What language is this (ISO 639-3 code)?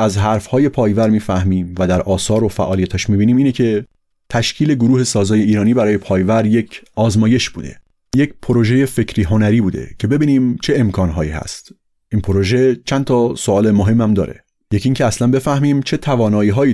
fas